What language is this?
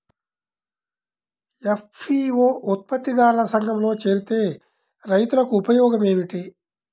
Telugu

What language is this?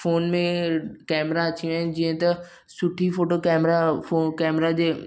Sindhi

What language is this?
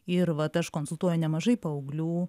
Lithuanian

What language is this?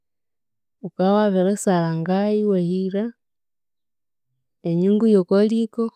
Konzo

